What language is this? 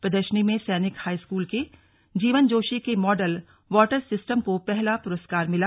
Hindi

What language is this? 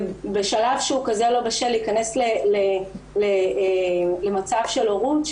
Hebrew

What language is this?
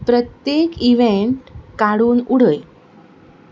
Konkani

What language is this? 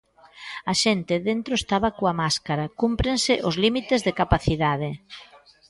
Galician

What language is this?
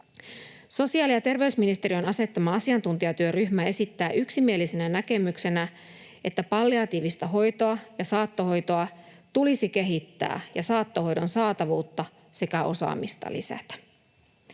Finnish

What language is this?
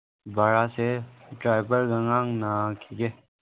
Manipuri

